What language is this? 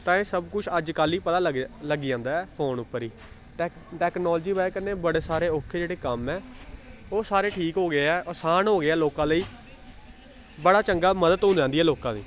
Dogri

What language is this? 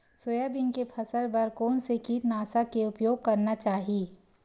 Chhattisgarhi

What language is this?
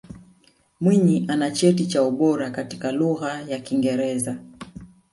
Swahili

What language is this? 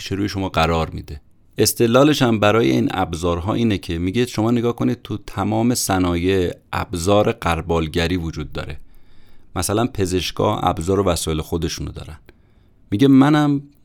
Persian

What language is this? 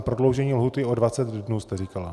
Czech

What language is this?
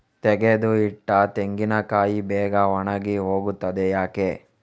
Kannada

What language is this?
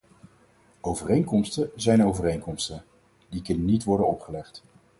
Dutch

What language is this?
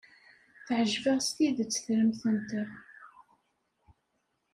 Kabyle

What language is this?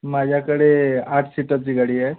Marathi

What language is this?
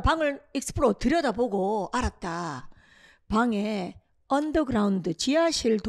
Korean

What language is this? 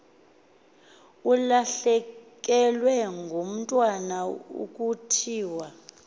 Xhosa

